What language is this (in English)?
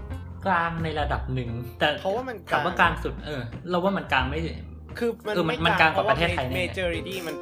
Thai